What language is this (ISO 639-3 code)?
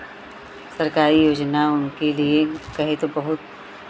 hin